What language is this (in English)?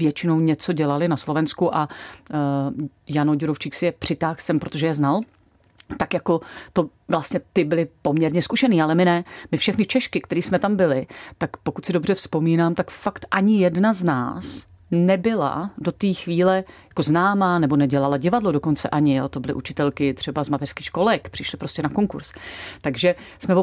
Czech